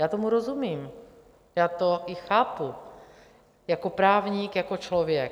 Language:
Czech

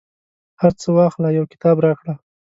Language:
Pashto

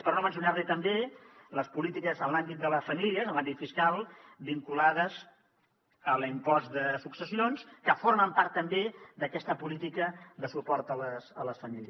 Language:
Catalan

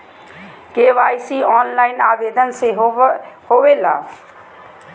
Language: Magahi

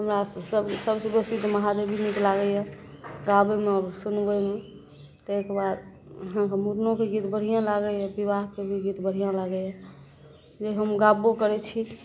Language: Maithili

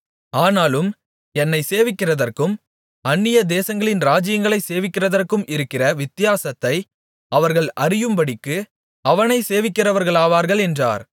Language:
Tamil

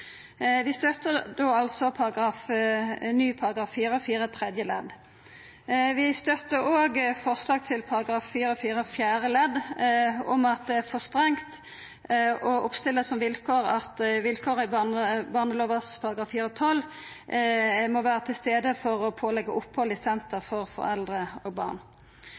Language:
Norwegian Nynorsk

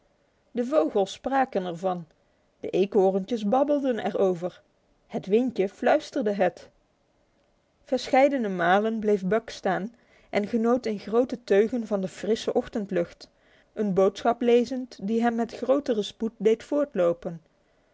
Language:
Dutch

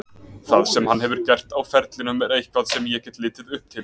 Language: Icelandic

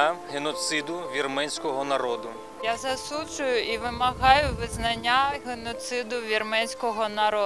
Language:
Ukrainian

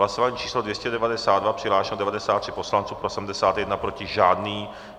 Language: Czech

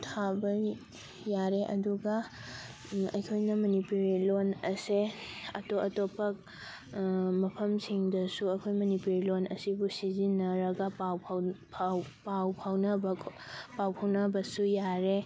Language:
Manipuri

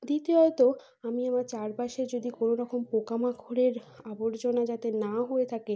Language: Bangla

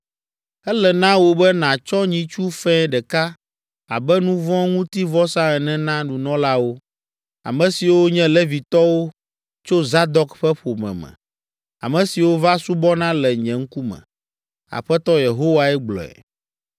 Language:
Ewe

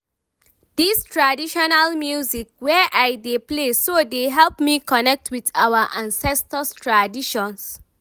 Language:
Nigerian Pidgin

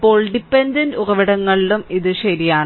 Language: Malayalam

